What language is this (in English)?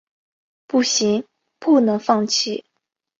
Chinese